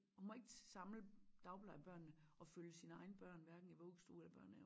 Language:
Danish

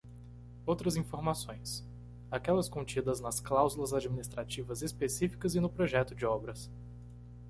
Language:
Portuguese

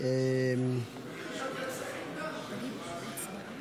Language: Hebrew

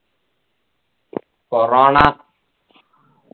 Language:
Malayalam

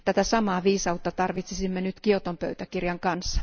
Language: Finnish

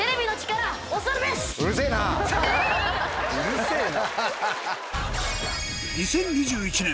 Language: Japanese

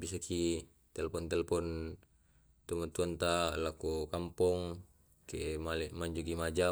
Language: Tae'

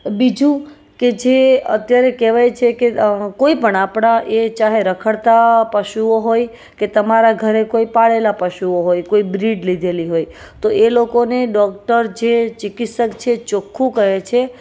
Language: Gujarati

